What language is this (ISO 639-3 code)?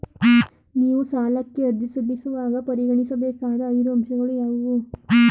kan